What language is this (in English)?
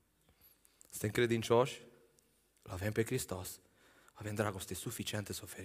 Romanian